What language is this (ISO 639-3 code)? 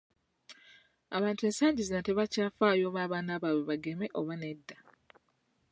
lug